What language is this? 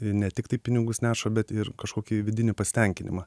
Lithuanian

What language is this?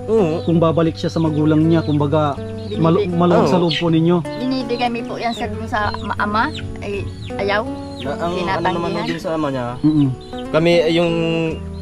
Filipino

